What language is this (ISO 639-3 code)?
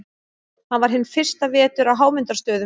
isl